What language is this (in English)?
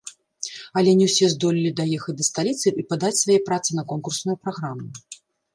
Belarusian